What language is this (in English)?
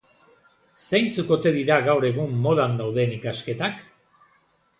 Basque